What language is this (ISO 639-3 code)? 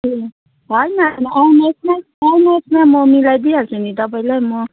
nep